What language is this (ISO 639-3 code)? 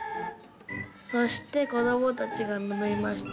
jpn